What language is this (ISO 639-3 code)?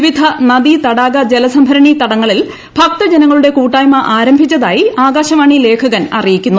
mal